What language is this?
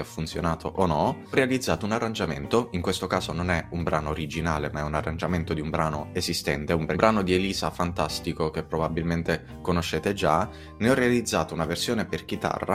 Italian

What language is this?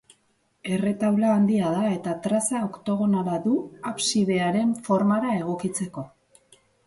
Basque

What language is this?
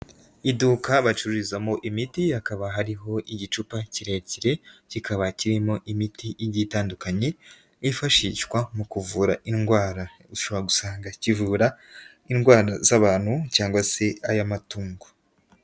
Kinyarwanda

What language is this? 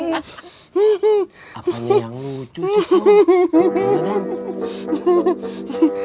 Indonesian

